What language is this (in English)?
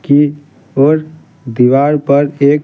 Hindi